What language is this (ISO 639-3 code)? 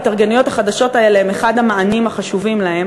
heb